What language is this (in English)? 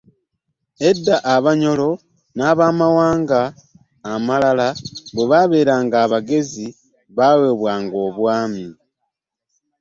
Ganda